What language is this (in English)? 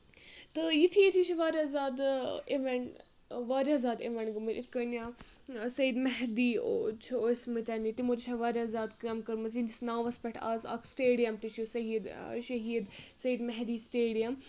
Kashmiri